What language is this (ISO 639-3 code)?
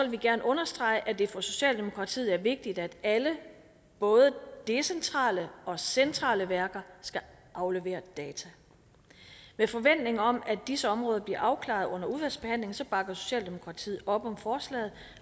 dan